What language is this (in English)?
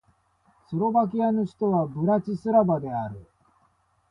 Japanese